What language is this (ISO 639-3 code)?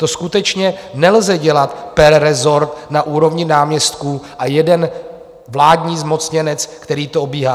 ces